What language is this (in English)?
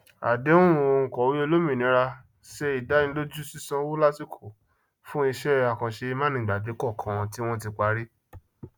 Yoruba